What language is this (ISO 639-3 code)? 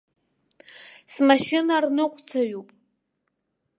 abk